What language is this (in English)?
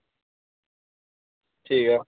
Dogri